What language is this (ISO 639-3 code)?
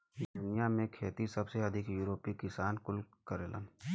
bho